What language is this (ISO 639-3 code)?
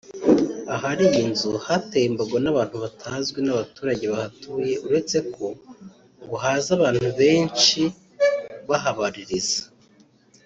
kin